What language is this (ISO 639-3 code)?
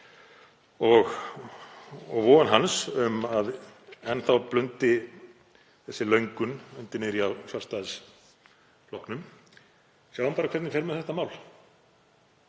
isl